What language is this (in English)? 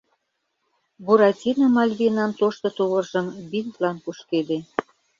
Mari